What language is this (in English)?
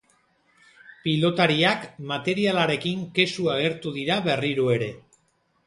Basque